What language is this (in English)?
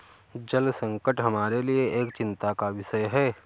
Hindi